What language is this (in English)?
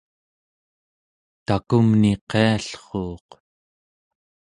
Central Yupik